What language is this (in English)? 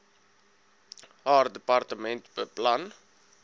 Afrikaans